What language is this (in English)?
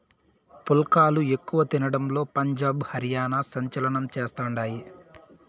Telugu